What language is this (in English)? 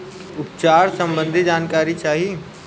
Bhojpuri